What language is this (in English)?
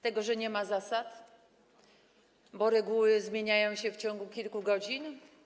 Polish